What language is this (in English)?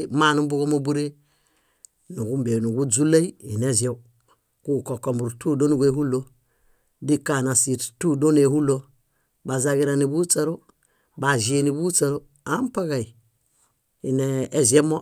Bayot